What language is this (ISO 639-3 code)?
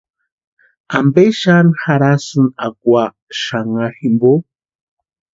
pua